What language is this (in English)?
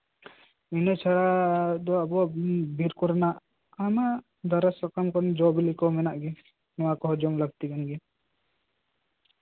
Santali